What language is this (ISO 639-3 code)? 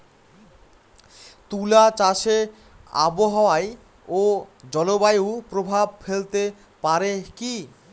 ben